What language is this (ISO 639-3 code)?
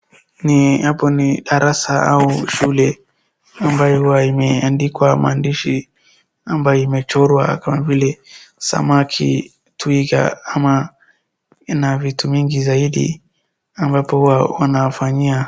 swa